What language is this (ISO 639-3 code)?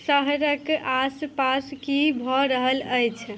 mai